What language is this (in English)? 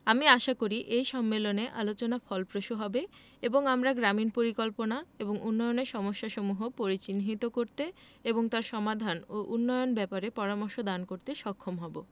Bangla